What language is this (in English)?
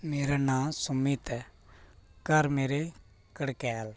Dogri